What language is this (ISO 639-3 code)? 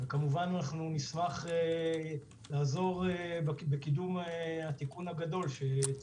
heb